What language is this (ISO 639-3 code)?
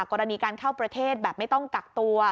tha